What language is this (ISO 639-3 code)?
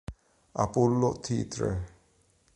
ita